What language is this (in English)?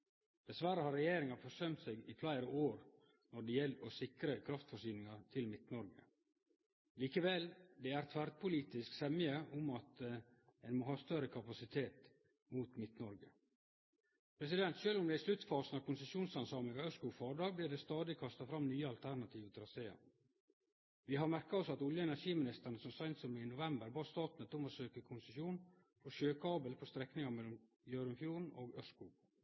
Norwegian Nynorsk